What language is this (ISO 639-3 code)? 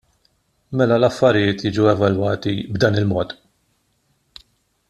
mlt